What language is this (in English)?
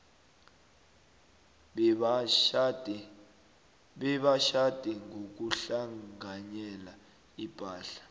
South Ndebele